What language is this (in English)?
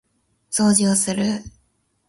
Japanese